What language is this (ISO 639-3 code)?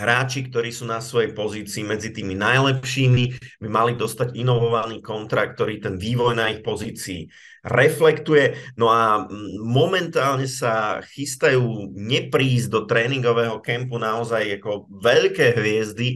slk